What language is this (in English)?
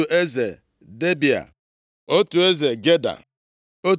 Igbo